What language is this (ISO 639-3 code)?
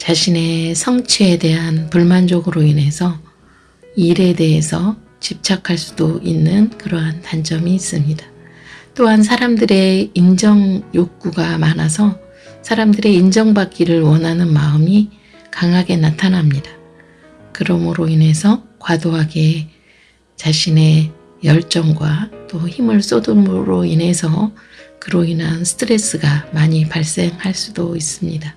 kor